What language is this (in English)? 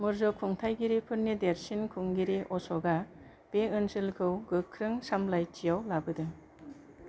Bodo